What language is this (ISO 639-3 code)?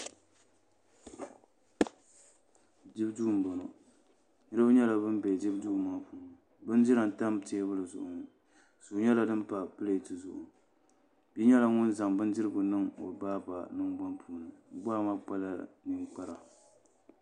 dag